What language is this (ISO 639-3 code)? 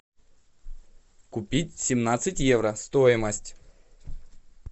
rus